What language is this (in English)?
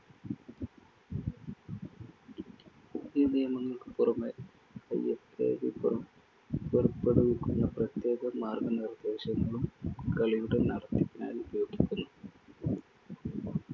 Malayalam